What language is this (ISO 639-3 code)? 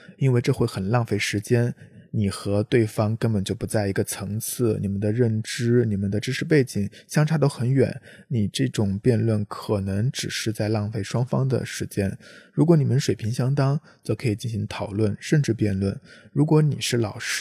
zho